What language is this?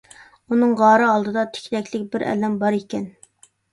Uyghur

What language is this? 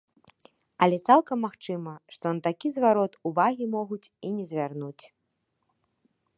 Belarusian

